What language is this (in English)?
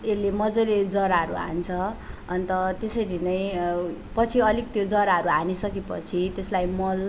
Nepali